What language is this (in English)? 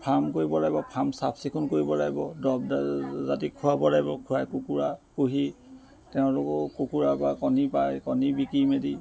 Assamese